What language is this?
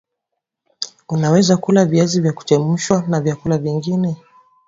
Swahili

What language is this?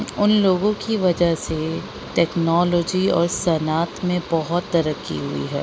Urdu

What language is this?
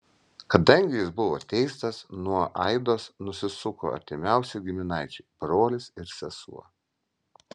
Lithuanian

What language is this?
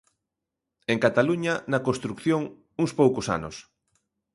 Galician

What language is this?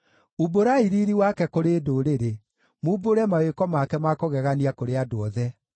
Kikuyu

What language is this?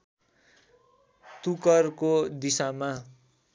Nepali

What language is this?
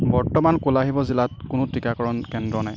Assamese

